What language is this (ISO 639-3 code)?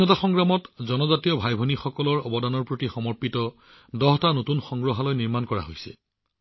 asm